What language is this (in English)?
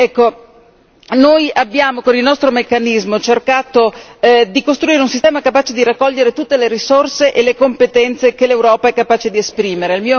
Italian